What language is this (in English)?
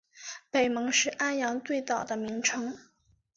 Chinese